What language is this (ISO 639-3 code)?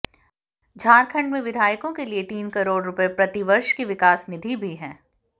hin